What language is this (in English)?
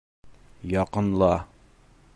Bashkir